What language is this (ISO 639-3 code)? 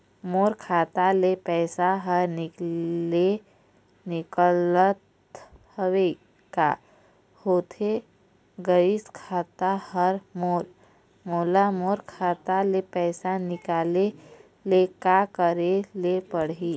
hne